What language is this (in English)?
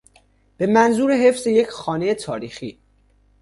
Persian